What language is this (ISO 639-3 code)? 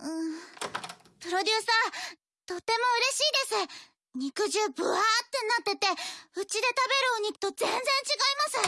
jpn